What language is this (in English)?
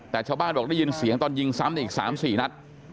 Thai